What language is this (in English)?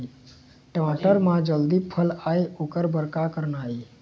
Chhattisgarhi